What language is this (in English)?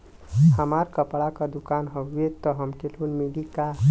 Bhojpuri